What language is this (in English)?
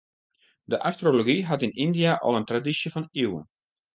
Western Frisian